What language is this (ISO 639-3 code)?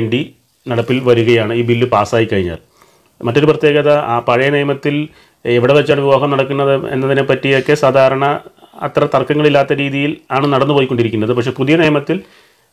mal